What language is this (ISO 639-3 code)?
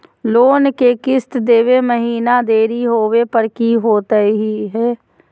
mag